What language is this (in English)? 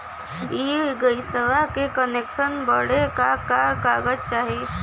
Bhojpuri